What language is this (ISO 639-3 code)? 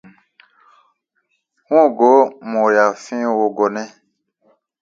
mua